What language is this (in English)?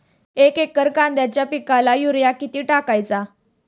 Marathi